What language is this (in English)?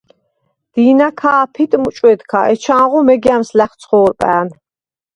Svan